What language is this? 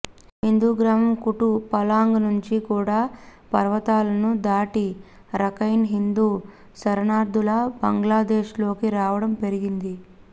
Telugu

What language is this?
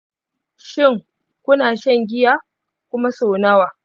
Hausa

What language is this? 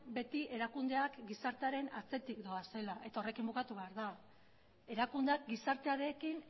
Basque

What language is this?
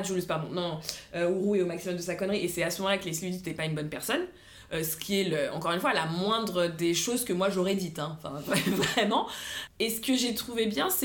French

